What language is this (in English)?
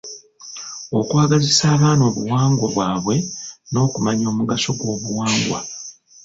Ganda